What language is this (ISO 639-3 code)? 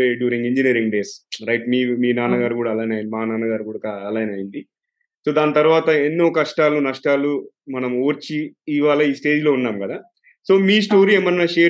tel